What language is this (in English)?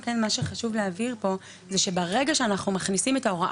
Hebrew